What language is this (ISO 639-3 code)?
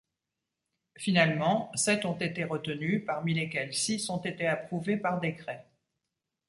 fra